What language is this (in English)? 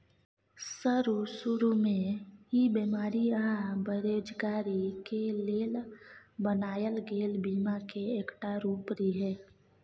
Maithili